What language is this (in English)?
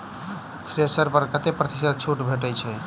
Maithili